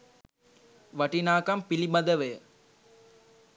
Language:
Sinhala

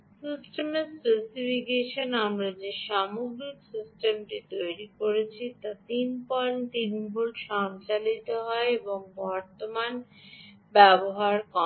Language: Bangla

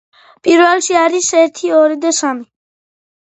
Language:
Georgian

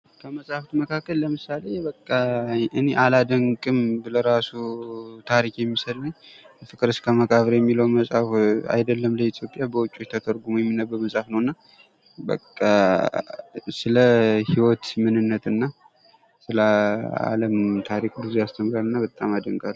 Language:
Amharic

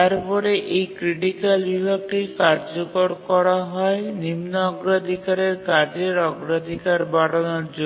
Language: Bangla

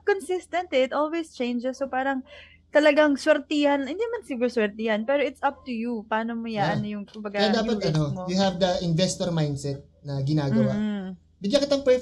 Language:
Filipino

